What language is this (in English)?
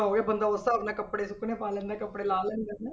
Punjabi